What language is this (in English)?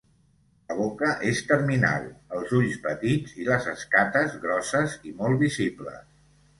Catalan